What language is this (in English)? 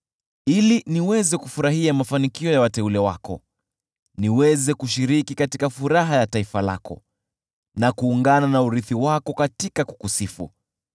Swahili